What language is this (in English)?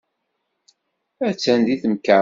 Kabyle